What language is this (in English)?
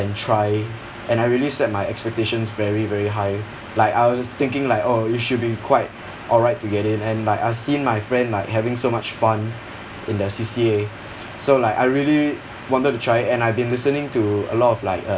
English